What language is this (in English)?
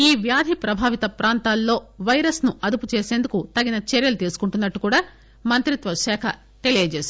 Telugu